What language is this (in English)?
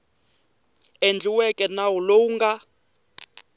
Tsonga